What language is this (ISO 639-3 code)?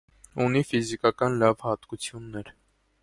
hye